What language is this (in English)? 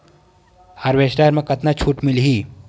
Chhattisgarhi